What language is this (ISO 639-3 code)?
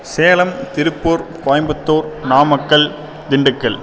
tam